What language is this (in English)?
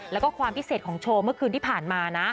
Thai